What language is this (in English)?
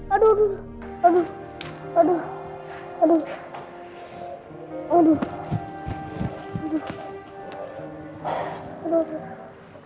Indonesian